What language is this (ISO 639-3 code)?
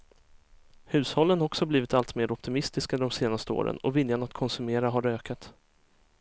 swe